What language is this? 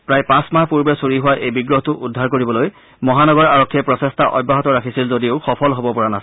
Assamese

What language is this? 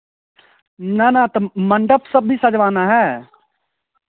Hindi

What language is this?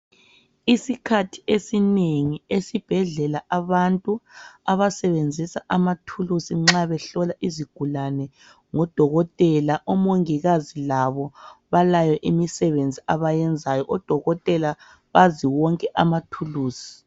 North Ndebele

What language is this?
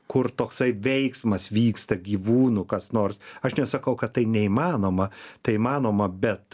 Lithuanian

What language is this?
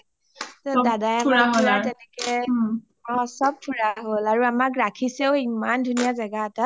Assamese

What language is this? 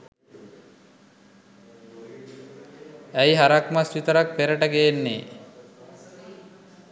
Sinhala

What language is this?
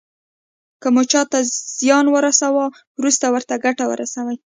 Pashto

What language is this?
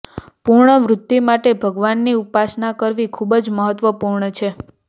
Gujarati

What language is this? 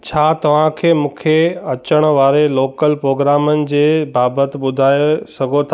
Sindhi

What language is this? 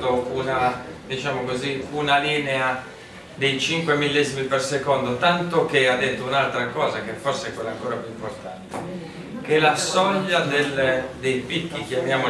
Italian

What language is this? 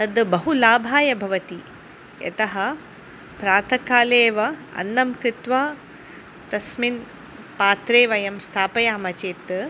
Sanskrit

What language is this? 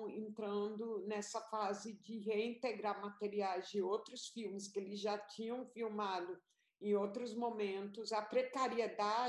Portuguese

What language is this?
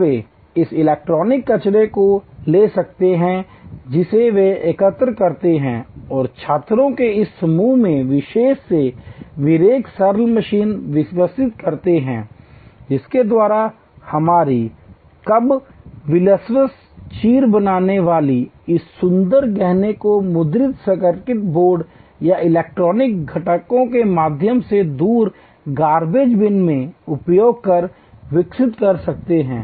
Hindi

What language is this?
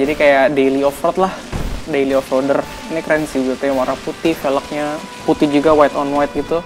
Indonesian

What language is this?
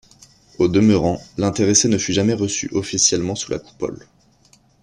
French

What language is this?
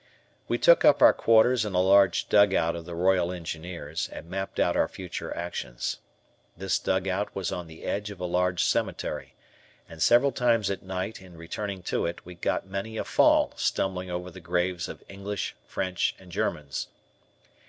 English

